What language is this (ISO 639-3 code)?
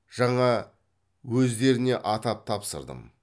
kaz